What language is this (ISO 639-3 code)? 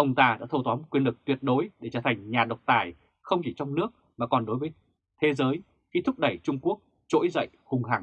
vie